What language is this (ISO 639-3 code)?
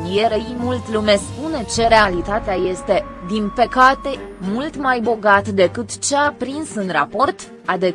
ron